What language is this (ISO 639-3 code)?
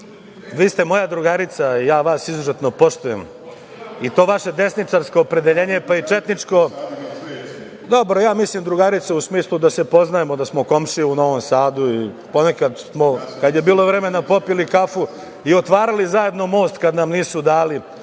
srp